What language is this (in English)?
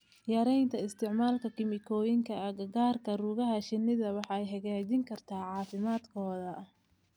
Somali